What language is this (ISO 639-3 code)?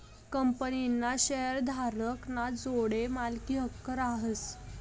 mar